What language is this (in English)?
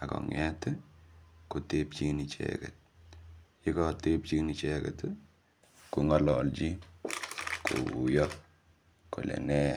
Kalenjin